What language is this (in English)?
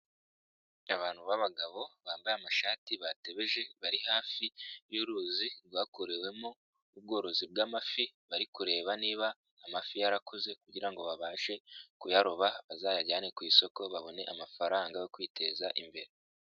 Kinyarwanda